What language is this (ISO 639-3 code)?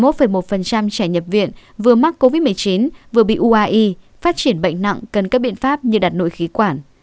vie